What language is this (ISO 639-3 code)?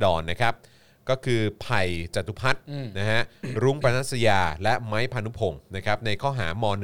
tha